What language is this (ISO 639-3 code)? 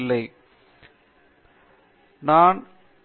tam